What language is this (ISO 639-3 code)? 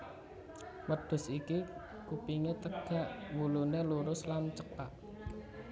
jav